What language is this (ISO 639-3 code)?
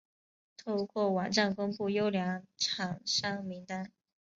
zho